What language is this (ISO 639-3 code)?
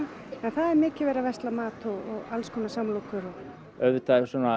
isl